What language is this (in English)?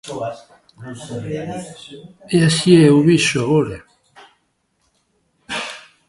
Galician